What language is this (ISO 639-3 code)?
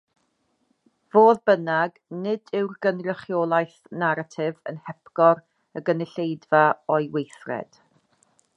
cym